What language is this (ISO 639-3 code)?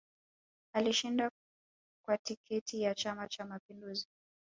swa